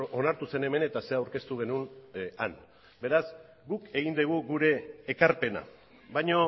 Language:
Basque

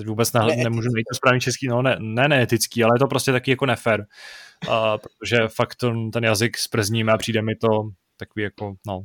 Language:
Czech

